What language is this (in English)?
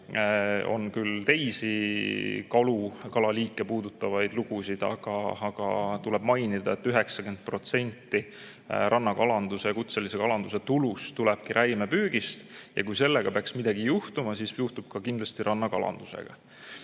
Estonian